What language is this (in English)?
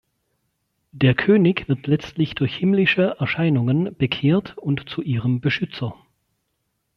German